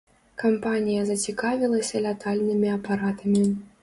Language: Belarusian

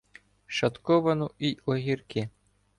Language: Ukrainian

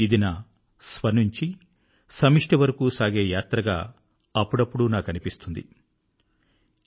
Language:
Telugu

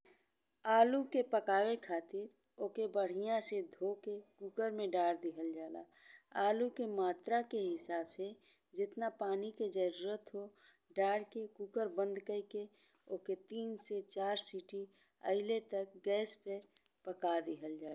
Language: Bhojpuri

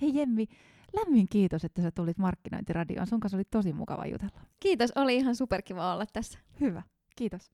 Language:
Finnish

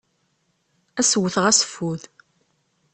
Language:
Kabyle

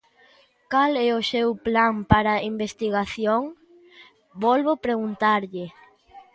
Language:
Galician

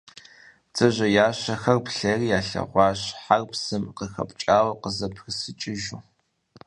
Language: Kabardian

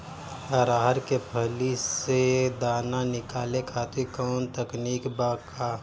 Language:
Bhojpuri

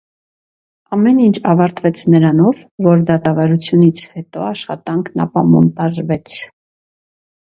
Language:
Armenian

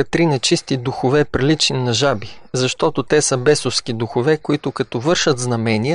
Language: Bulgarian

